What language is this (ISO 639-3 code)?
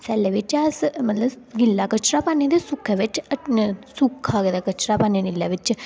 doi